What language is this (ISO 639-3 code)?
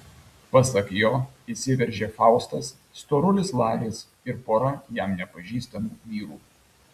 lit